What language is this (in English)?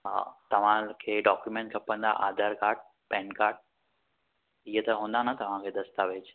Sindhi